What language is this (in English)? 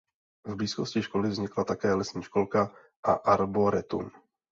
Czech